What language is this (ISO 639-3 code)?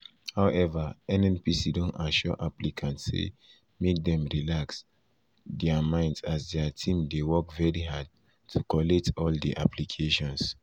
pcm